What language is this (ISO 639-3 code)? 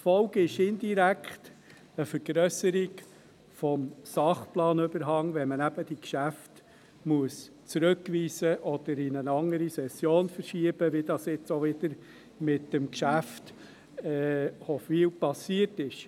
gsw